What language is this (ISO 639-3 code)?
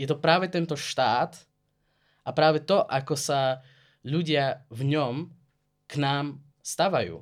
slk